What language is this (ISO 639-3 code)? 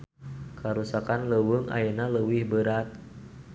sun